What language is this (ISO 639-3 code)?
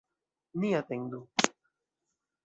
epo